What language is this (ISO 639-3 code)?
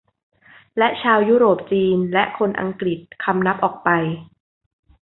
tha